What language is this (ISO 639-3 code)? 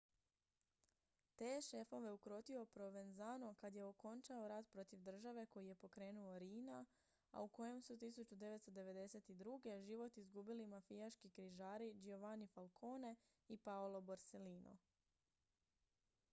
hrv